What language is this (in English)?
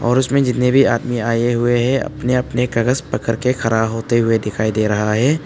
Hindi